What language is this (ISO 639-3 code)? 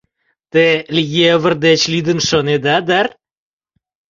chm